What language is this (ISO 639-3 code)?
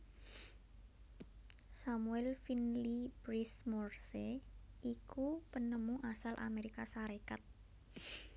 jav